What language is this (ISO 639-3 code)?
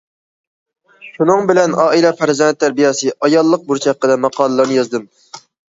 uig